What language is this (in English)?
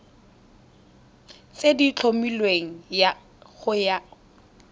Tswana